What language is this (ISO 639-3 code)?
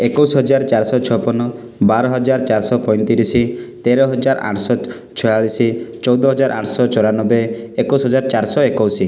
ori